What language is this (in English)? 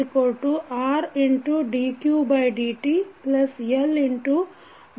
Kannada